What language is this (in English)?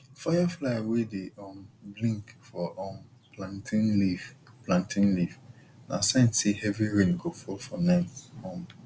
Nigerian Pidgin